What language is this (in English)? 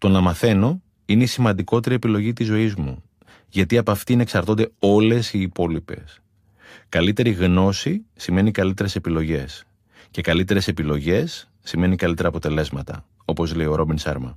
Greek